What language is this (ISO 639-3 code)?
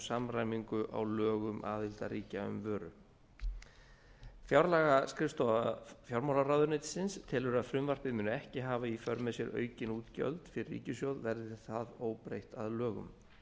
isl